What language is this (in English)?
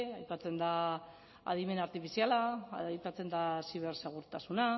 Basque